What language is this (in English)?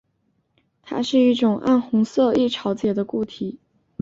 Chinese